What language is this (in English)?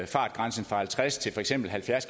Danish